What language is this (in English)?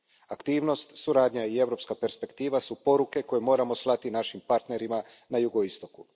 Croatian